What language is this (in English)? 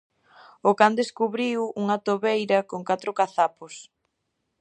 Galician